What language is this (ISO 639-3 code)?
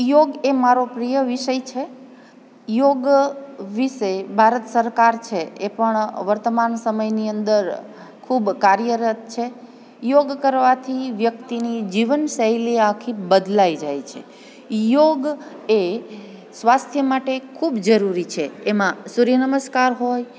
guj